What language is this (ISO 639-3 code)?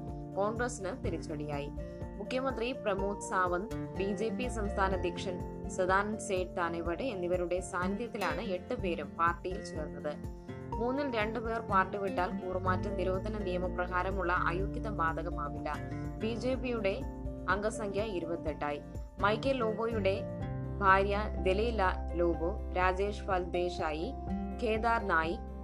mal